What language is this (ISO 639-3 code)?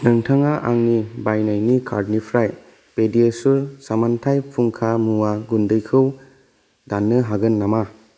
brx